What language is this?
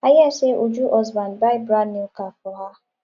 Nigerian Pidgin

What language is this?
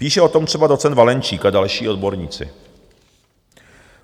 Czech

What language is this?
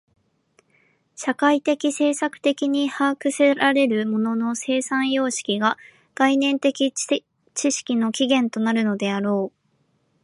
Japanese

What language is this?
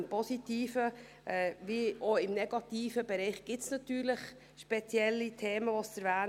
Swiss German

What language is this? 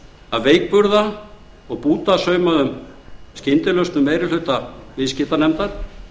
Icelandic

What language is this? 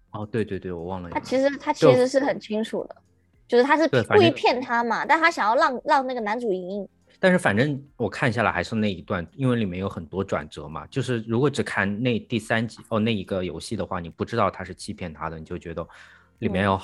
Chinese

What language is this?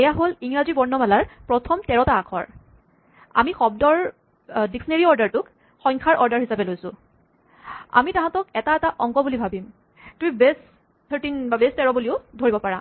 Assamese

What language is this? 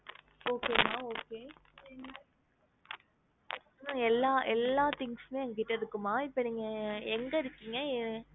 Tamil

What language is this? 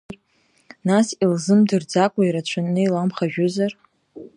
Abkhazian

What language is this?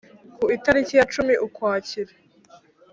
Kinyarwanda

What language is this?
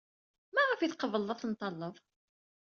Kabyle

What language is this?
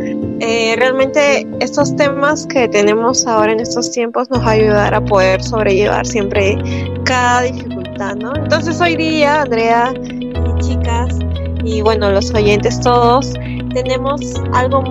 Spanish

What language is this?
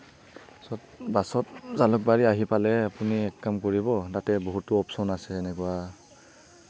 Assamese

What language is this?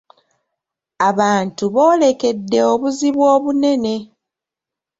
Ganda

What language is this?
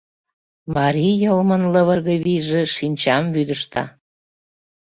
Mari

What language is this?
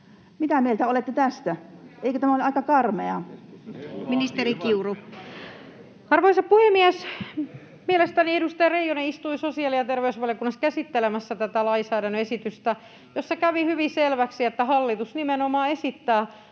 Finnish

